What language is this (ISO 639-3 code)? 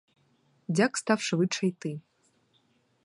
ukr